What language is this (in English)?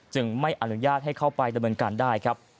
Thai